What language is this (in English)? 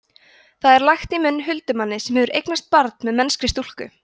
Icelandic